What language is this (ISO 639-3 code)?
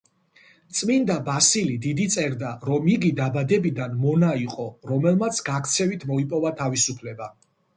kat